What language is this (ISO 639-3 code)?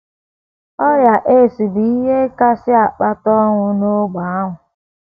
ibo